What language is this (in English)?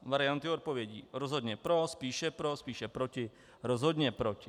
Czech